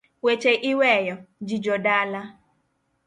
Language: Luo (Kenya and Tanzania)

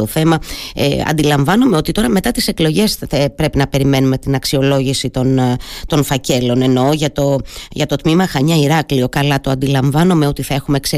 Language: Greek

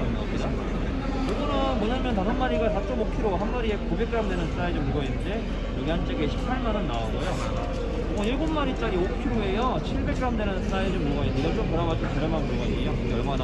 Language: Korean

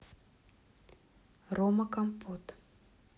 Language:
Russian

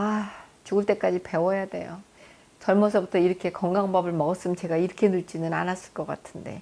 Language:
Korean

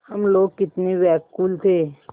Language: Hindi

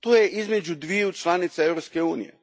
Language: Croatian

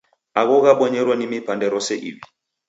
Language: Taita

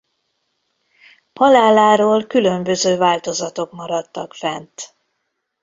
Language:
Hungarian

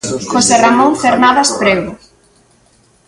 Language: Galician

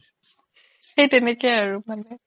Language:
Assamese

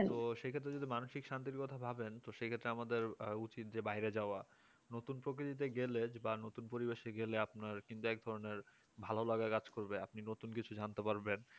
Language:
Bangla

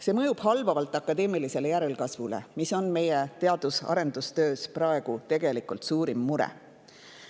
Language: Estonian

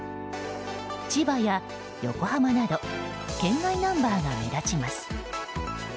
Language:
Japanese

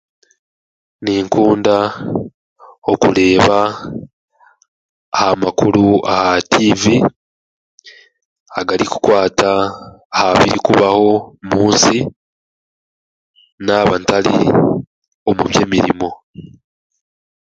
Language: Chiga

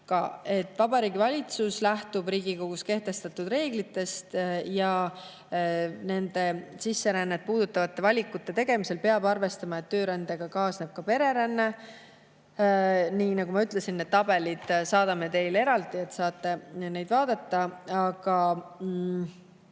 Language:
Estonian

